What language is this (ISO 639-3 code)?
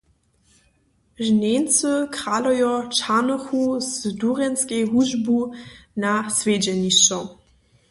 hsb